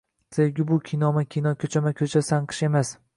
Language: Uzbek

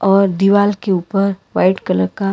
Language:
Hindi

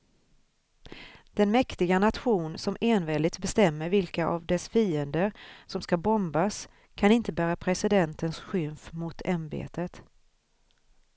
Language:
Swedish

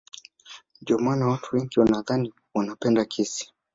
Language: Swahili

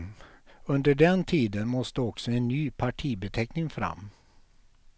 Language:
Swedish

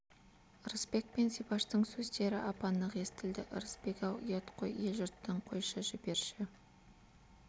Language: Kazakh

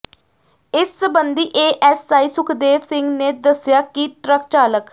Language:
Punjabi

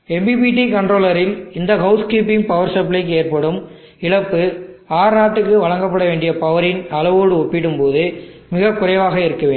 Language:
Tamil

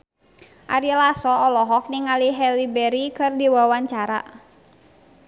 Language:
Sundanese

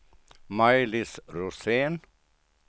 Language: Swedish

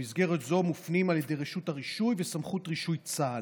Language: Hebrew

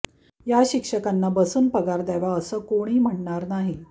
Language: Marathi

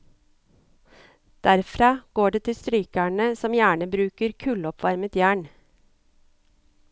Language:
Norwegian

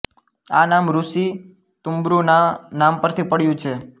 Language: Gujarati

